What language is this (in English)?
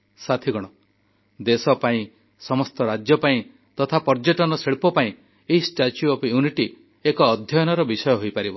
Odia